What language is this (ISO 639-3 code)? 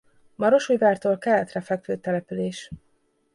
hun